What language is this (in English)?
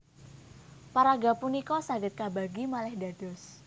Javanese